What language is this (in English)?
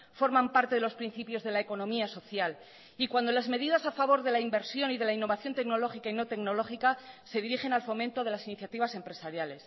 Spanish